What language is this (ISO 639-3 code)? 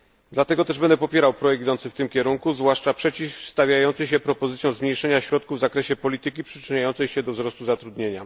pol